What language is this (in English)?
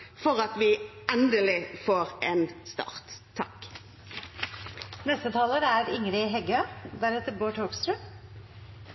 Norwegian